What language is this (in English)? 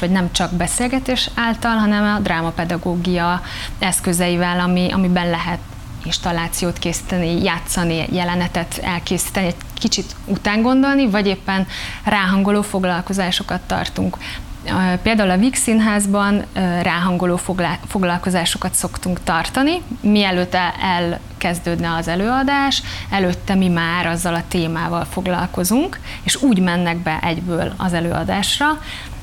Hungarian